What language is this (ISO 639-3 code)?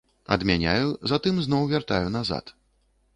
bel